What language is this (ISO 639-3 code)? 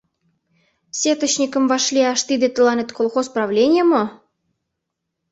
chm